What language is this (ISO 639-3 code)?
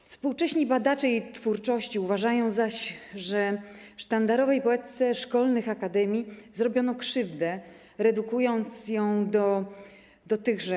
pol